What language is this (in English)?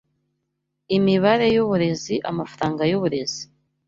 Kinyarwanda